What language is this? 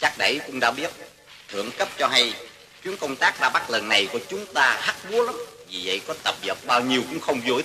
Vietnamese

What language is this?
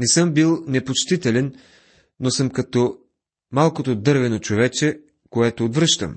Bulgarian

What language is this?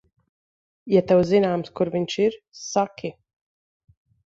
Latvian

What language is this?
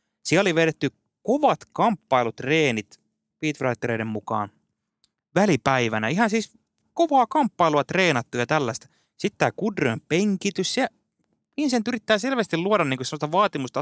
Finnish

